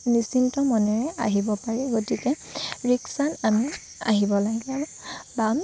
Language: Assamese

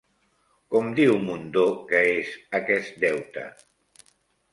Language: Catalan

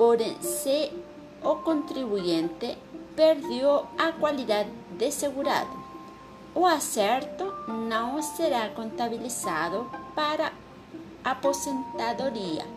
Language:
Portuguese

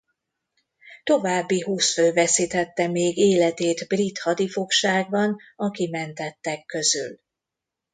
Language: Hungarian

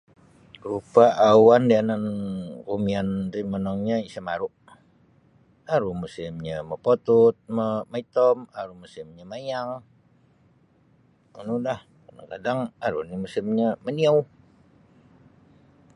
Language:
Sabah Bisaya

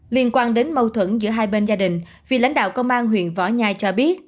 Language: Vietnamese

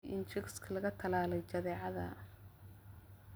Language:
Somali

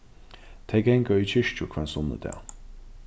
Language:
Faroese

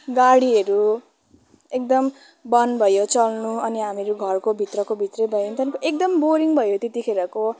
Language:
Nepali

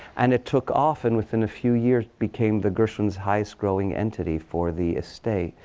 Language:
English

